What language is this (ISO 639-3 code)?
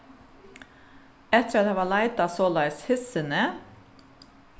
fao